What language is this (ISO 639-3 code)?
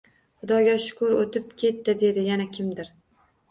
uzb